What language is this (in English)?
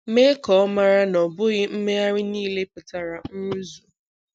Igbo